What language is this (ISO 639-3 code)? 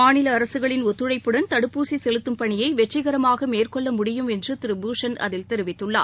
tam